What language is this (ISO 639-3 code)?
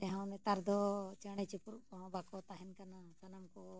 sat